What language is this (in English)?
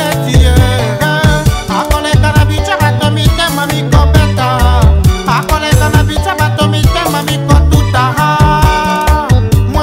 French